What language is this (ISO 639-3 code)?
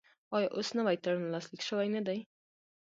pus